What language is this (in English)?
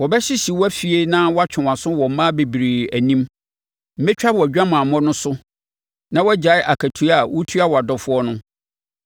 Akan